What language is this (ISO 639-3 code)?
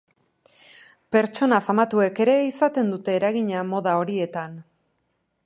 eus